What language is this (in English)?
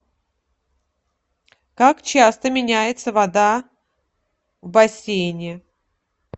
Russian